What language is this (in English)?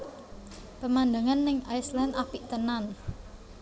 Javanese